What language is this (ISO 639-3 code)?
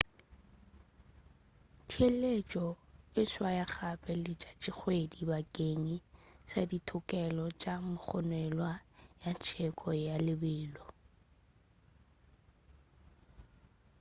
nso